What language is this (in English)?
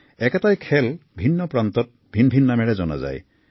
Assamese